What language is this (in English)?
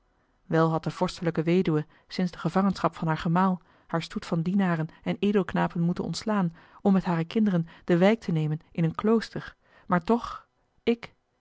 Dutch